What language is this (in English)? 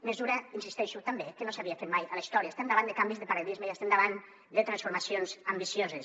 Catalan